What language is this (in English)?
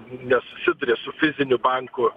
Lithuanian